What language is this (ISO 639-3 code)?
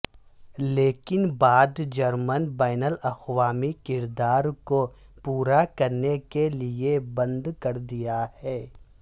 urd